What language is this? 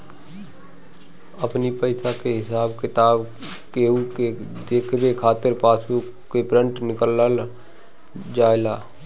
Bhojpuri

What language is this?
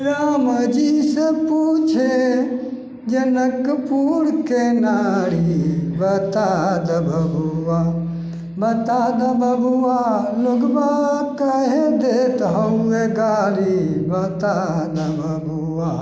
Maithili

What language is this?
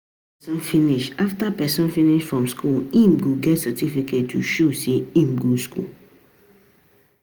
Nigerian Pidgin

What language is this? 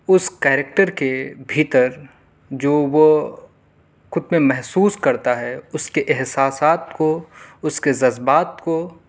Urdu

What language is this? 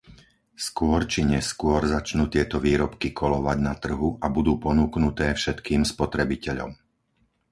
Slovak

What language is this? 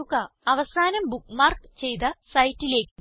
Malayalam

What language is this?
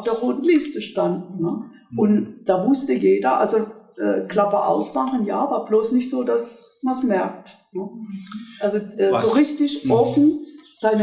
German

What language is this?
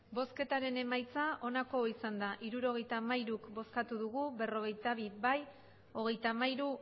Basque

